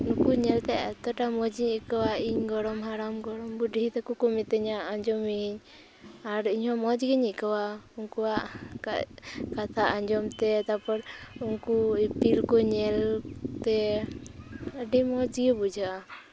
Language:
Santali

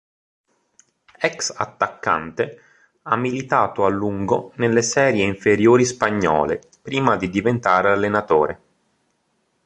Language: Italian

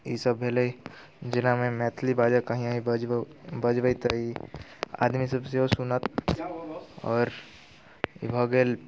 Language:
Maithili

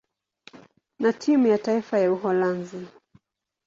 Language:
Swahili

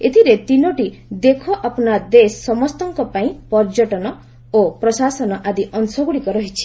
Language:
Odia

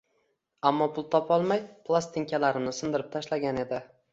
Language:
Uzbek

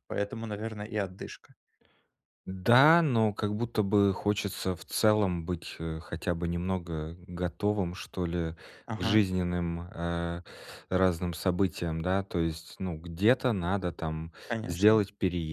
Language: Russian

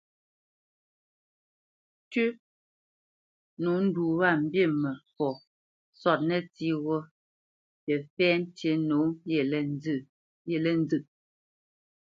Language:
Bamenyam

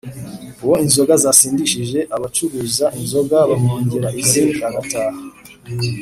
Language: Kinyarwanda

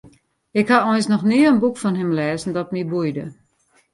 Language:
Western Frisian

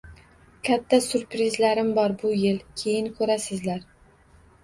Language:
Uzbek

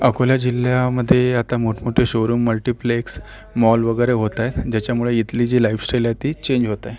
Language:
Marathi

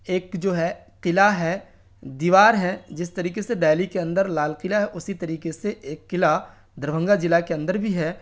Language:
Urdu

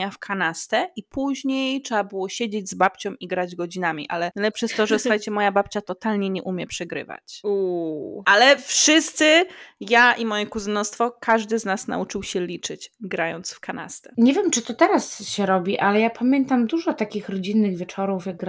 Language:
Polish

